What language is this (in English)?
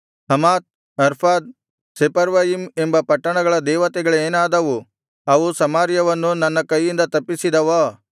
Kannada